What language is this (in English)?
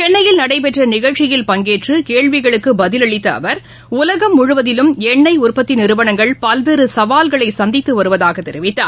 Tamil